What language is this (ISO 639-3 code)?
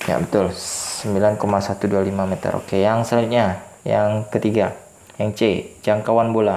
ind